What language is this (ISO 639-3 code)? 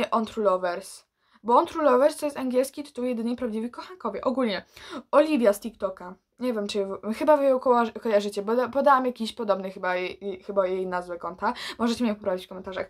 pol